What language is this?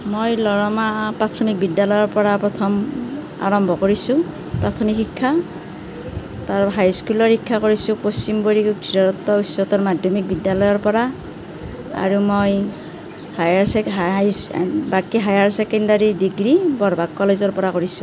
Assamese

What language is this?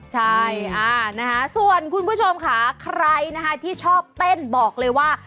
Thai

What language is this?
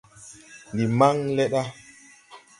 Tupuri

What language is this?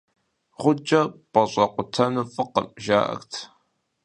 Kabardian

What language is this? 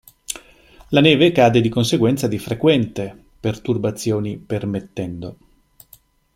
Italian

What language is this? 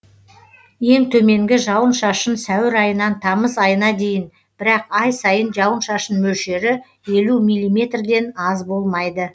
Kazakh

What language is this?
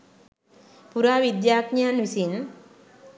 Sinhala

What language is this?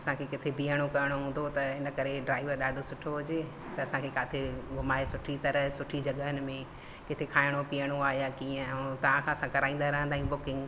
Sindhi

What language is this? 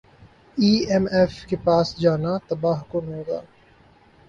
Urdu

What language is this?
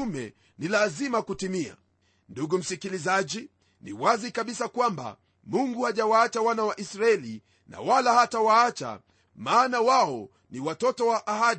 Swahili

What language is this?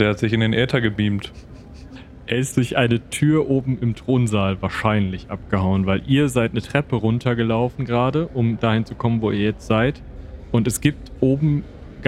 German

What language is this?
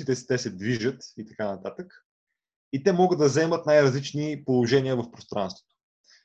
Bulgarian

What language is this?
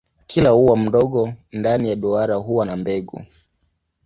Swahili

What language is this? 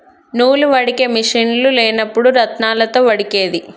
Telugu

